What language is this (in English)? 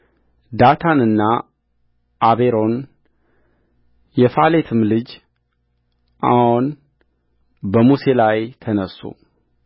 Amharic